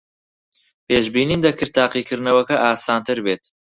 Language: Central Kurdish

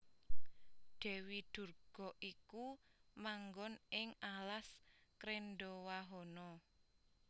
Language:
Javanese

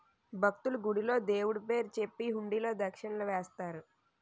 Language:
Telugu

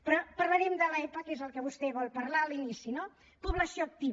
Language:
Catalan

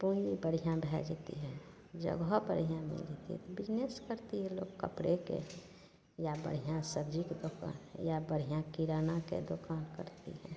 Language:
Maithili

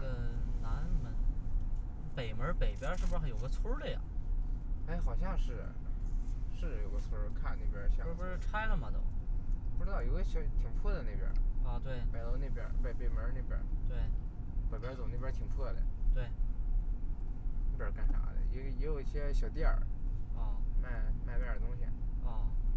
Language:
Chinese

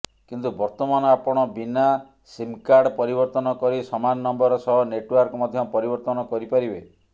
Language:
Odia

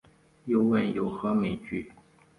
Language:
Chinese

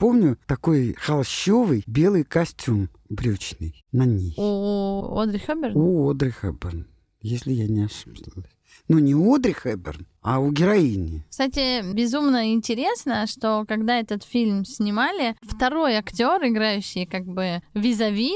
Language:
Russian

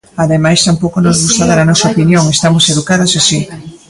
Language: Galician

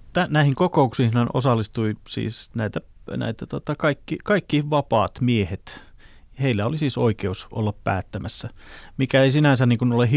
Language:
Finnish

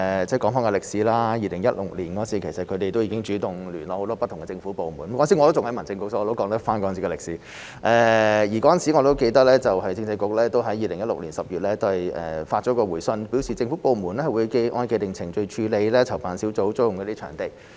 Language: Cantonese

